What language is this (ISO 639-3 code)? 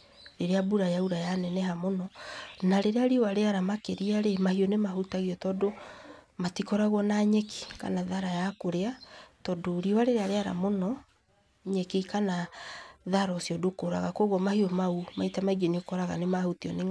kik